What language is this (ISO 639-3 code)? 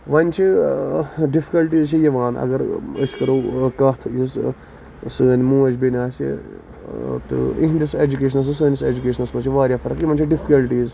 kas